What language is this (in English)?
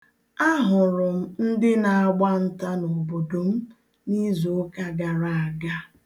Igbo